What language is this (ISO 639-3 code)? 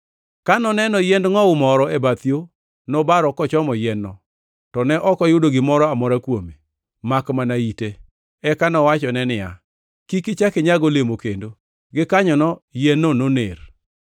luo